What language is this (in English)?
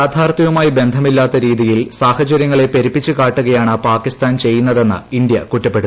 Malayalam